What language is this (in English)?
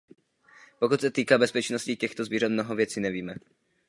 Czech